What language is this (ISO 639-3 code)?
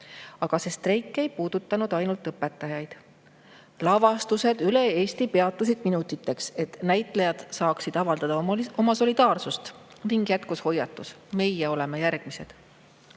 est